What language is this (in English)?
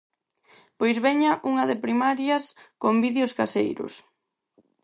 Galician